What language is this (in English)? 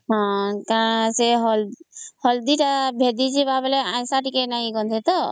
Odia